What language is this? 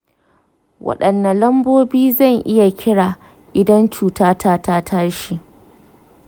Hausa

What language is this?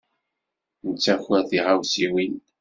Kabyle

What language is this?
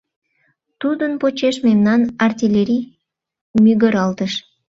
Mari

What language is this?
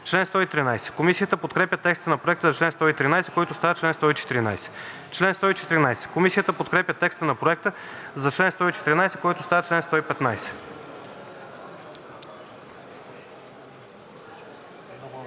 Bulgarian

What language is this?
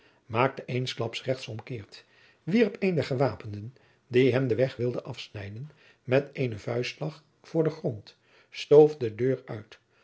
Dutch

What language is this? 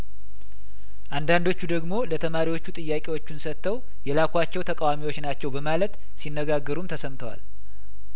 Amharic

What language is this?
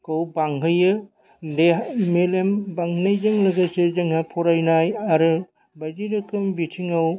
Bodo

